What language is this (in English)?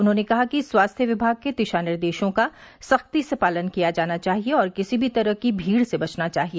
Hindi